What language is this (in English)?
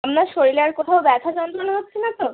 Bangla